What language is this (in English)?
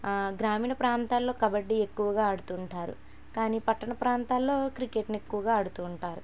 Telugu